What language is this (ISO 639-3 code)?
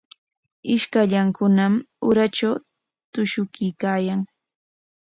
qwa